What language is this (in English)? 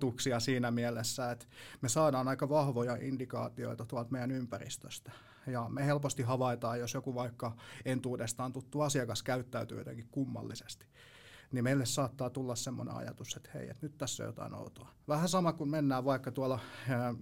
Finnish